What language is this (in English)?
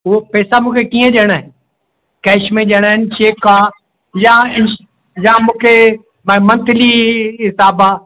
Sindhi